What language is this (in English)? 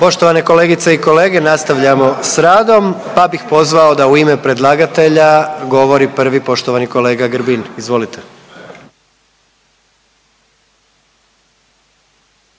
Croatian